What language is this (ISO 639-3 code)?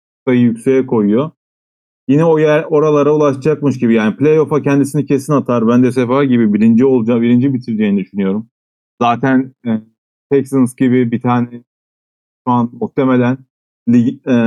tur